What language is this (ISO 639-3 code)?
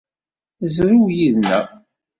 kab